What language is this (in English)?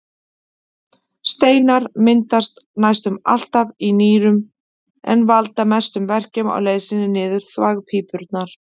Icelandic